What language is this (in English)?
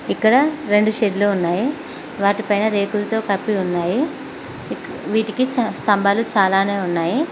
Telugu